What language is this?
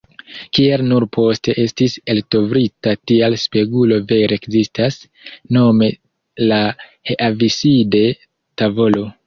Esperanto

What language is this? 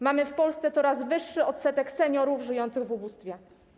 Polish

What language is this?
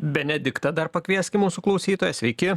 Lithuanian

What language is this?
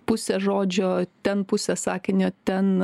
Lithuanian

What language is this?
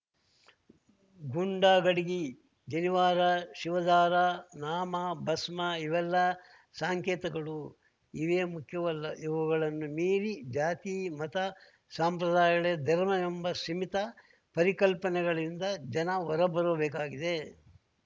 Kannada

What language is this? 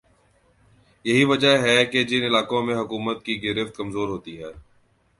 Urdu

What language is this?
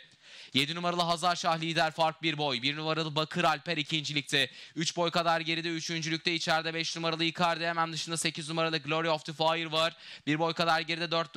Turkish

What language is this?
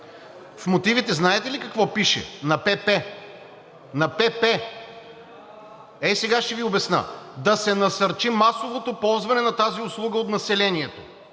Bulgarian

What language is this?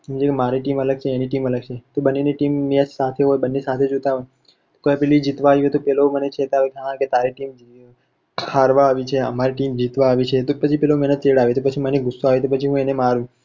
Gujarati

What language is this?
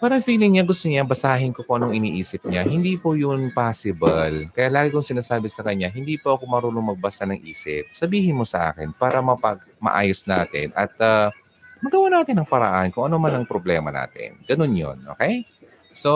Filipino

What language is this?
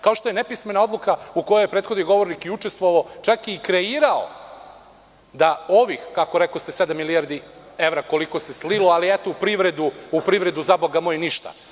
Serbian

